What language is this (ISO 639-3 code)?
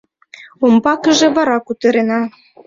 chm